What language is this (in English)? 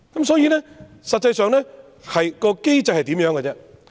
Cantonese